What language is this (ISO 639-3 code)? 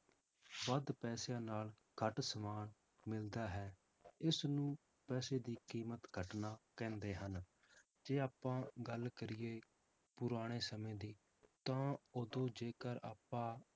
pan